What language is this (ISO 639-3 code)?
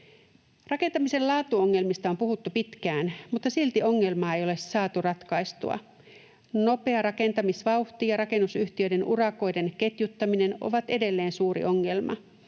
fin